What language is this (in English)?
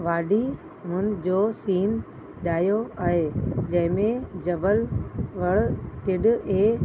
Sindhi